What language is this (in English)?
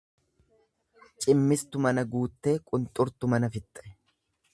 Oromo